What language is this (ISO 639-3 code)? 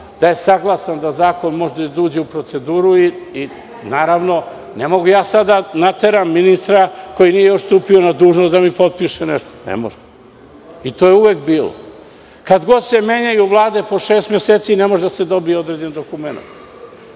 srp